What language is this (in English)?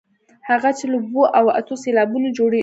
Pashto